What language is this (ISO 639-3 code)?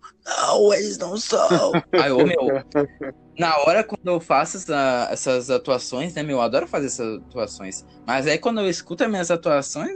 por